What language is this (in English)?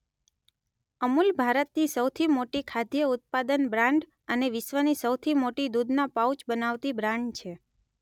Gujarati